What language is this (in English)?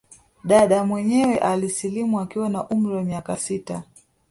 Swahili